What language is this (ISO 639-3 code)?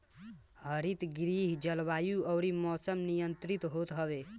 bho